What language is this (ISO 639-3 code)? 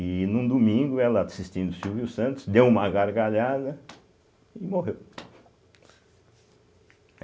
por